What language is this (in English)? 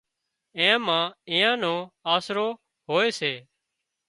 Wadiyara Koli